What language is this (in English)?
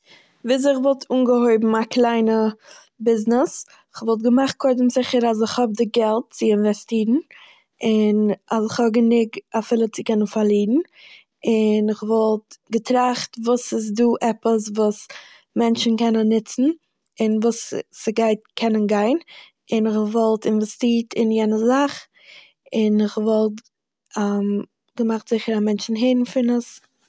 Yiddish